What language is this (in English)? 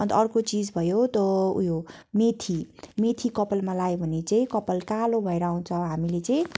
Nepali